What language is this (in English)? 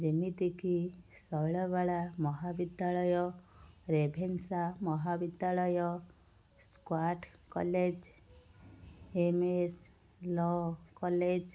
Odia